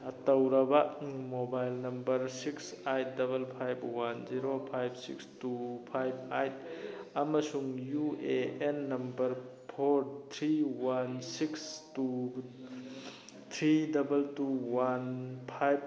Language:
Manipuri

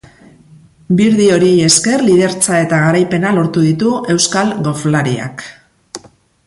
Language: Basque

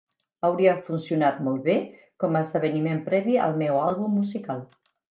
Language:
Catalan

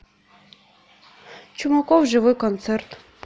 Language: Russian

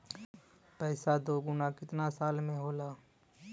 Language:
Bhojpuri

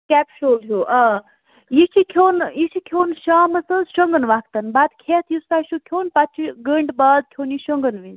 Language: Kashmiri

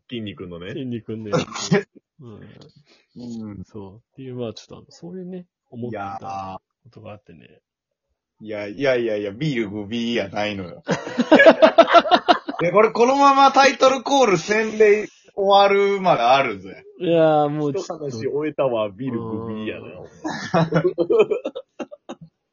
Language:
Japanese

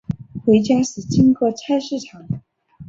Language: Chinese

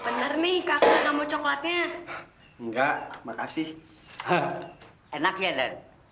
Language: Indonesian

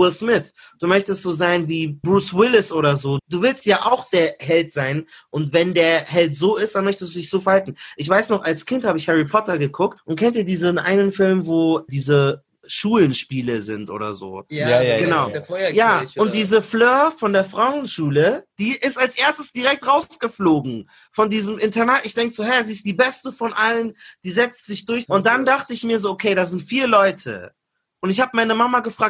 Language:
German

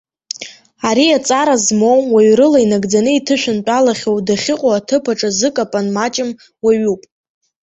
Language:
Abkhazian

